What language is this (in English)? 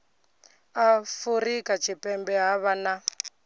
Venda